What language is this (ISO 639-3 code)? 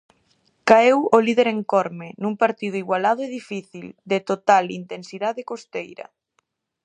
glg